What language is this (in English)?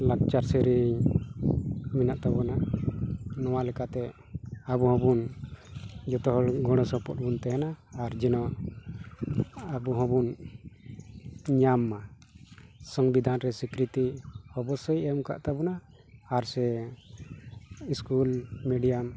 Santali